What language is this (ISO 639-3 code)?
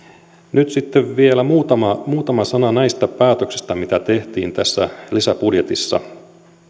fin